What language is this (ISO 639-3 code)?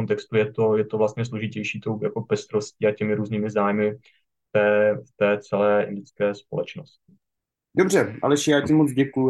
ces